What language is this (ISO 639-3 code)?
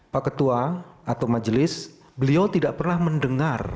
ind